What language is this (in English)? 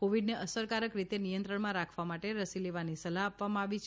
Gujarati